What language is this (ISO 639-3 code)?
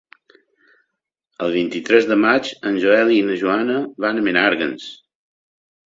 cat